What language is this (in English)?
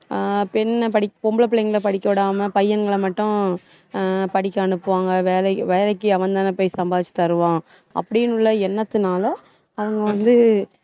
Tamil